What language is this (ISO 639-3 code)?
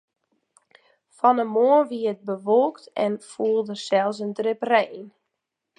fry